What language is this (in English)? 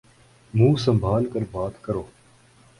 Urdu